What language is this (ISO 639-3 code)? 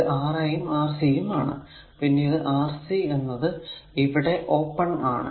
mal